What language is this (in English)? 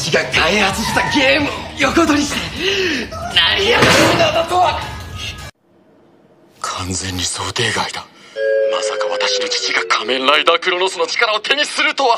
Japanese